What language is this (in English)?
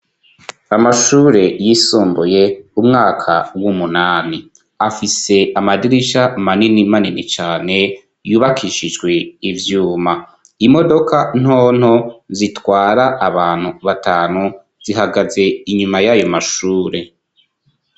Rundi